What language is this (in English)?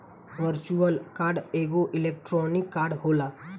Bhojpuri